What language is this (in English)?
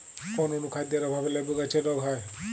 Bangla